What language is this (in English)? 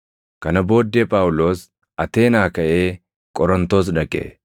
Oromo